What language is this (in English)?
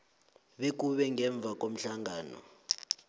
South Ndebele